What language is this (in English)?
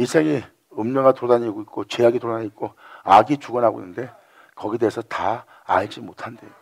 Korean